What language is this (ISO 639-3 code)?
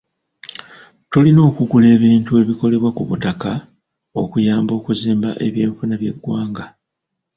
lug